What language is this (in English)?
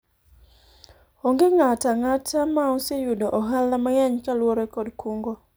Luo (Kenya and Tanzania)